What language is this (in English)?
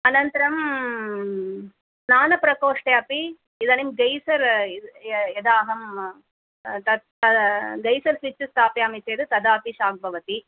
Sanskrit